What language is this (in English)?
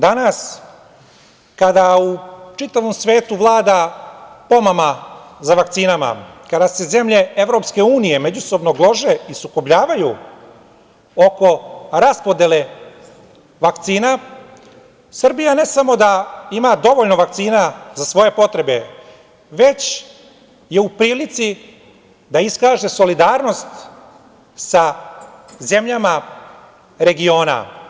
Serbian